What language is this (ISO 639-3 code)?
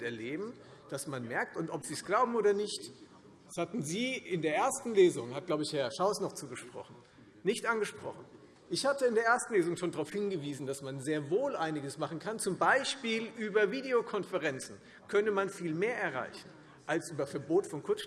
deu